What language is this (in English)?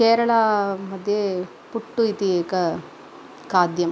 Sanskrit